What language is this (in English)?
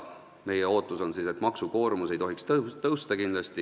Estonian